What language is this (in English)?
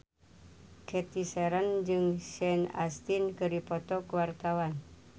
Sundanese